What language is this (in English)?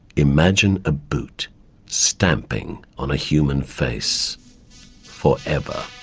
English